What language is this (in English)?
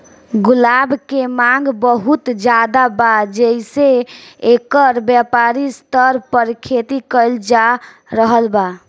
Bhojpuri